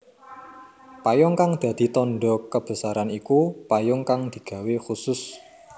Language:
Javanese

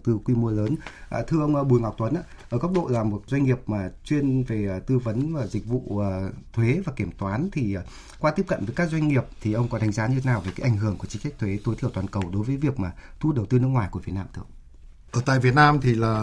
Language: Vietnamese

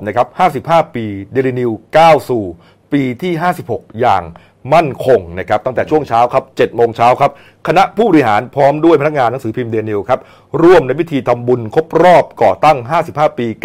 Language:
Thai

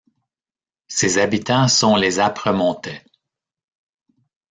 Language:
French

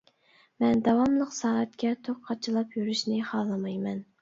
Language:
Uyghur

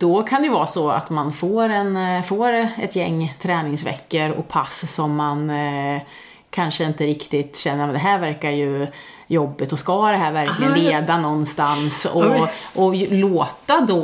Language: Swedish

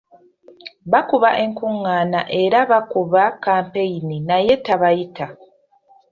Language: Ganda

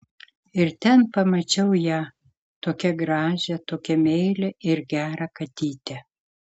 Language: Lithuanian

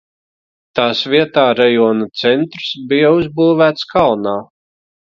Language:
Latvian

